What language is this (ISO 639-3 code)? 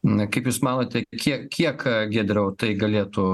lit